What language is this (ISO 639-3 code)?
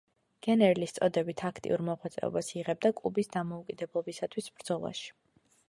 kat